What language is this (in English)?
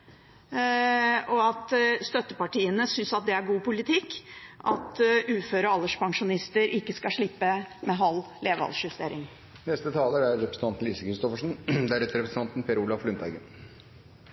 Norwegian Bokmål